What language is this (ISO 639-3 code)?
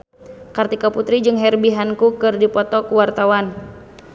sun